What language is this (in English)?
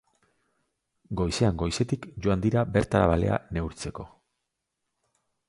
Basque